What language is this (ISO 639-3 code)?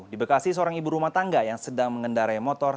ind